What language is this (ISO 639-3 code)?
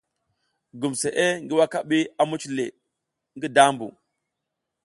giz